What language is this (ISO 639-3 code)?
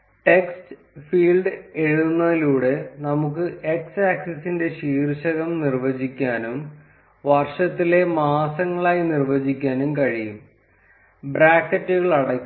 mal